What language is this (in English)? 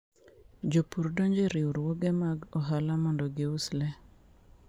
Luo (Kenya and Tanzania)